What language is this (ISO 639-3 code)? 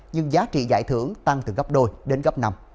vie